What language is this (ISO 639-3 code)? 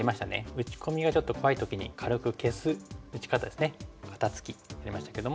jpn